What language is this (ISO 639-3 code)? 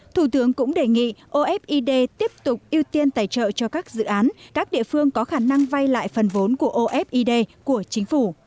vie